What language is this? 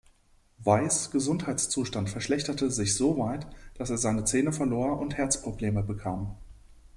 German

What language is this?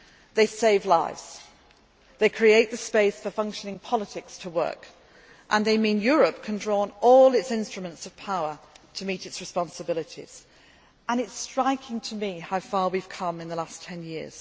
English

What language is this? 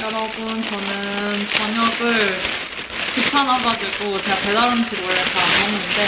Korean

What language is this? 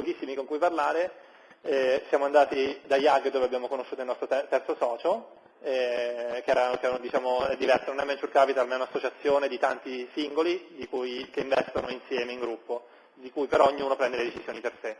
Italian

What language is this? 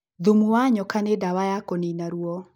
Kikuyu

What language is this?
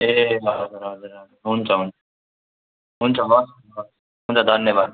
Nepali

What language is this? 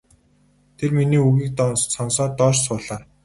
Mongolian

